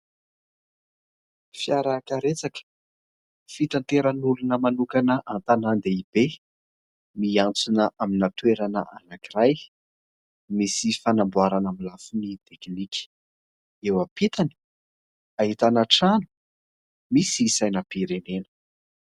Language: Malagasy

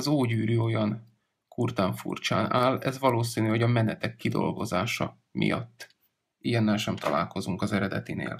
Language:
Hungarian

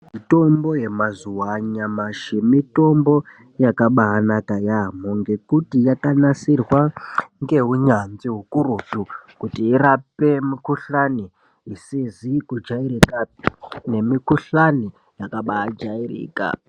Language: Ndau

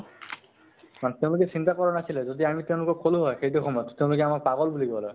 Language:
Assamese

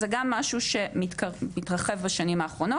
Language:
Hebrew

